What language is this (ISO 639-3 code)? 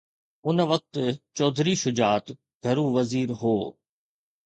snd